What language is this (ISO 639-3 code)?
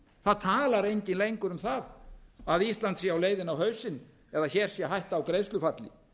isl